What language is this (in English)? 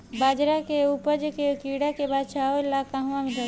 Bhojpuri